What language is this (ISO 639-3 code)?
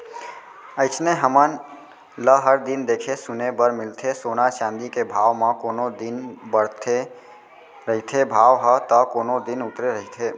hne